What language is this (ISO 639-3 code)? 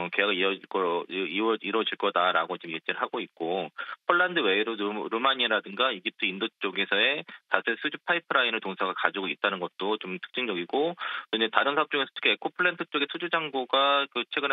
kor